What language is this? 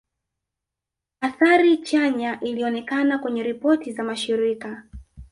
Swahili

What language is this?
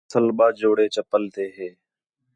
Khetrani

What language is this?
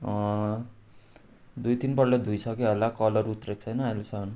Nepali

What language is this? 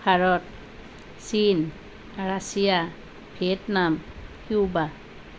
Assamese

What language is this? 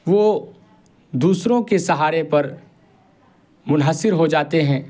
Urdu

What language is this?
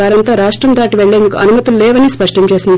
Telugu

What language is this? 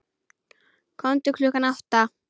Icelandic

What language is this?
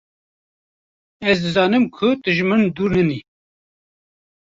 Kurdish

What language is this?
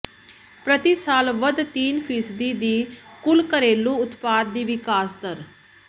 Punjabi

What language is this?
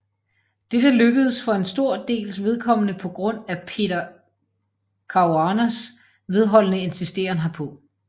Danish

